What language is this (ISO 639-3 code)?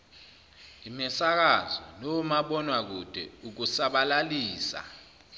zul